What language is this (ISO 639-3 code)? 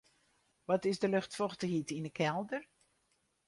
fry